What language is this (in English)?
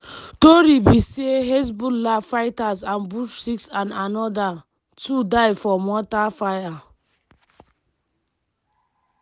Nigerian Pidgin